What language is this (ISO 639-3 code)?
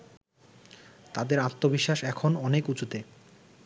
ben